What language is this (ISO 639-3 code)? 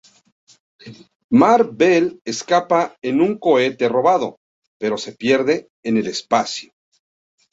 spa